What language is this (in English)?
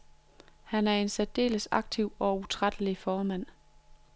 Danish